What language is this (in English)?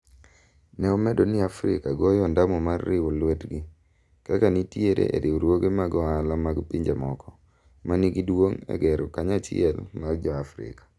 Luo (Kenya and Tanzania)